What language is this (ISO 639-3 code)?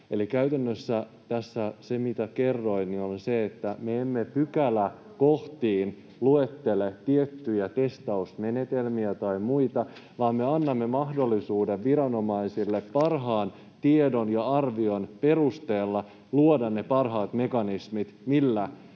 fin